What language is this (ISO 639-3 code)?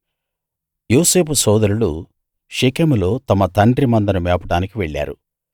tel